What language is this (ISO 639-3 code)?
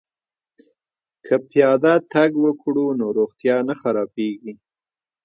pus